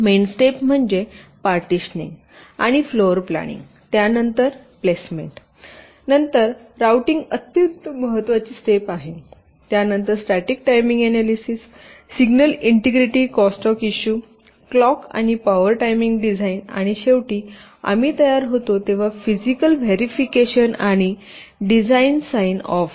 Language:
Marathi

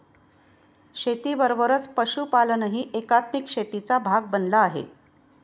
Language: Marathi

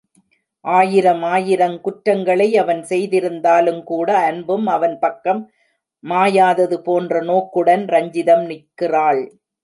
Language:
Tamil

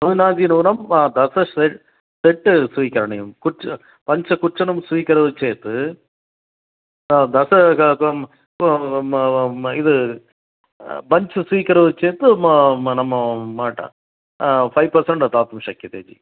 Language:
Sanskrit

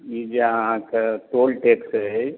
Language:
Maithili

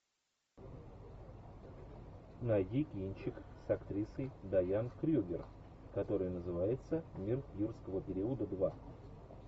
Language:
Russian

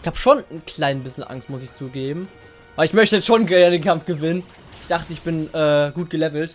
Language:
German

